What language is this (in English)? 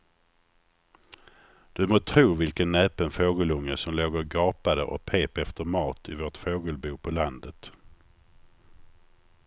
Swedish